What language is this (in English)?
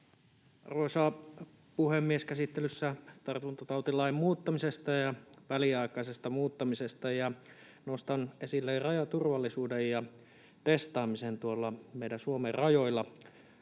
Finnish